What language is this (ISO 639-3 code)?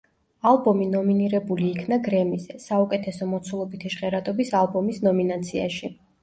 kat